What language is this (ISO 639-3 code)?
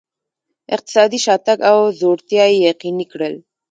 pus